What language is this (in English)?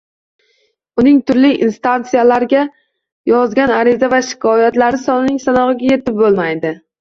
Uzbek